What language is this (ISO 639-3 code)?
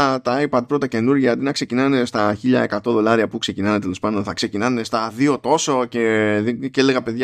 ell